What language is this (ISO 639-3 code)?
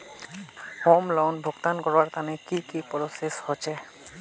mag